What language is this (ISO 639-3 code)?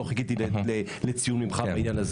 heb